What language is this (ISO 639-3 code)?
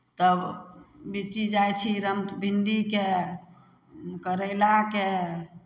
mai